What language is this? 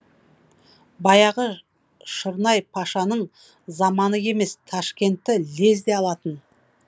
Kazakh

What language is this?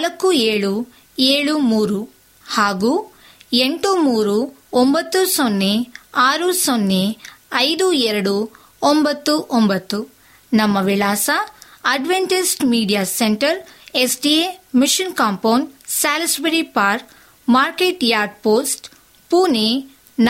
Kannada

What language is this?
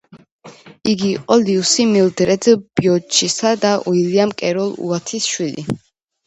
Georgian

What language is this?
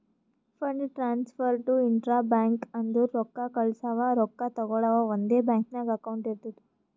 Kannada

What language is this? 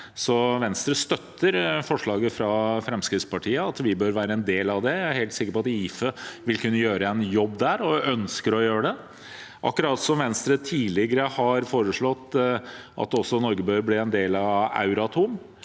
Norwegian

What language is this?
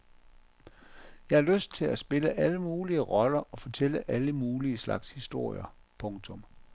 Danish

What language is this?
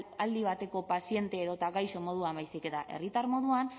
Basque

